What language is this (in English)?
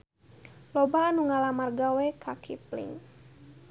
Sundanese